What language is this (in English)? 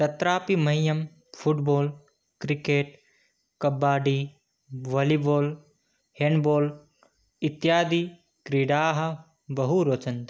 Sanskrit